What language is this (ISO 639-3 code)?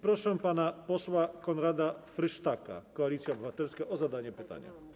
pol